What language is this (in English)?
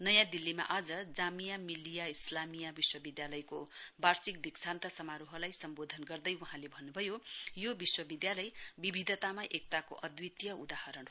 Nepali